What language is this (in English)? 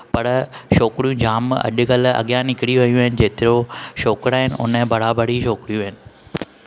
Sindhi